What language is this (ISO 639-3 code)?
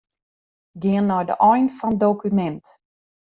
fry